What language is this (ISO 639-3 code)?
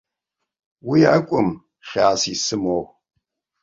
abk